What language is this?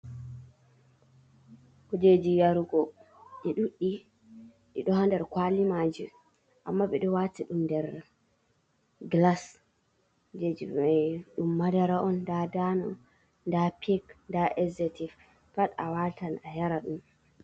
Fula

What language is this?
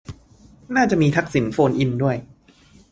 Thai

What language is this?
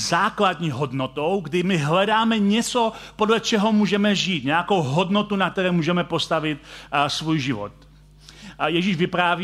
Czech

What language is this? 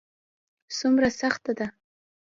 Pashto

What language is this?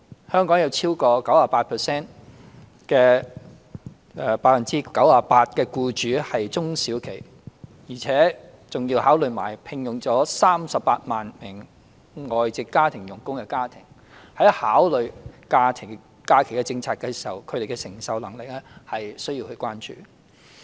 Cantonese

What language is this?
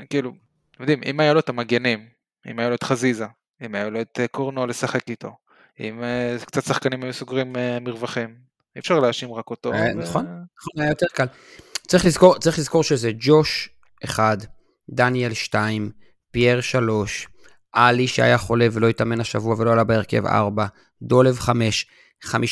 Hebrew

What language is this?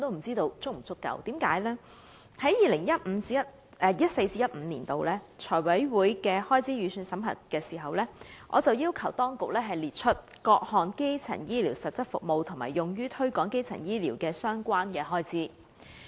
Cantonese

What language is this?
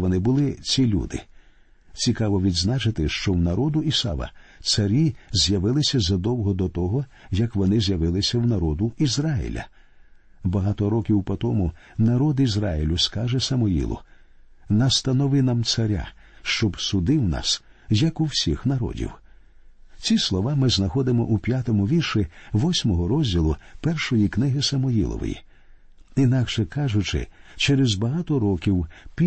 Ukrainian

